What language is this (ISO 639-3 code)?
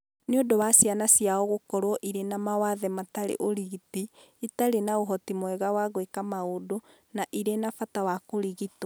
kik